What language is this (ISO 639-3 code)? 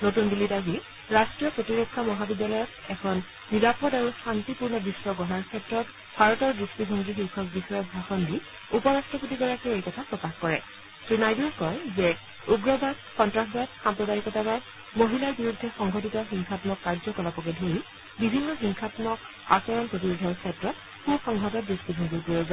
asm